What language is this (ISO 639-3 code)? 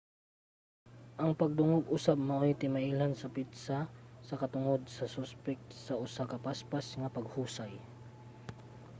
ceb